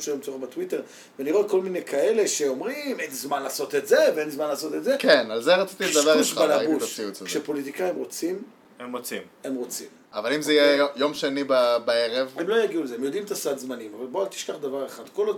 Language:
Hebrew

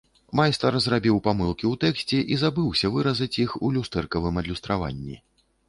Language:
Belarusian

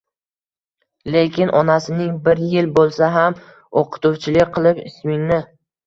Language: Uzbek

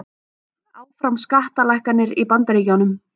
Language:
Icelandic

